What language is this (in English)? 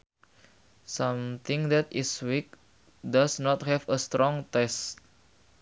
Sundanese